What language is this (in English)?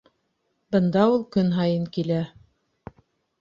Bashkir